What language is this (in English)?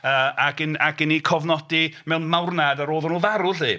Welsh